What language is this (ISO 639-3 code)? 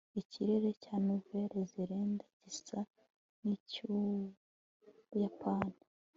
kin